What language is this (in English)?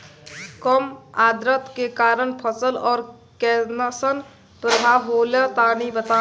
Bhojpuri